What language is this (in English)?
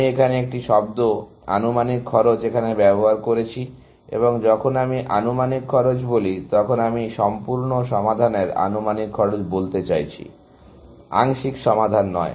Bangla